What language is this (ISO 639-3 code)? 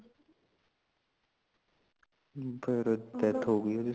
pan